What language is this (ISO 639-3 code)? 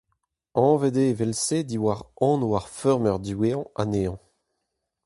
bre